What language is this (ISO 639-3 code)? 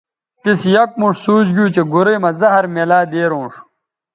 btv